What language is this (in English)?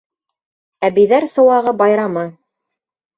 Bashkir